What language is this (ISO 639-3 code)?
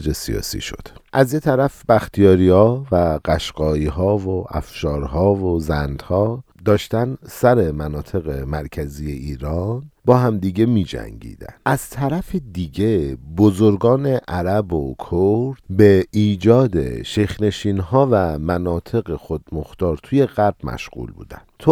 fas